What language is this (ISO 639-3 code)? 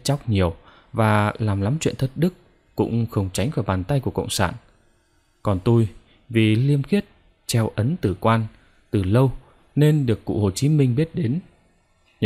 vie